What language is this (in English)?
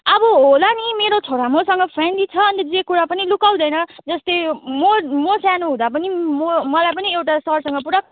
Nepali